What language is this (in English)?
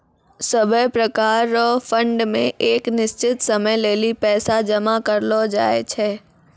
Maithili